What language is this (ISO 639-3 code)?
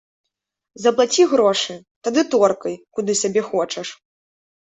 bel